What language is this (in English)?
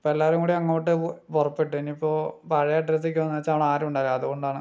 Malayalam